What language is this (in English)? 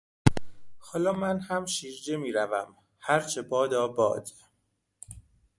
Persian